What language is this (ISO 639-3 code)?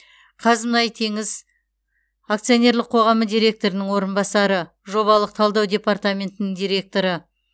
kaz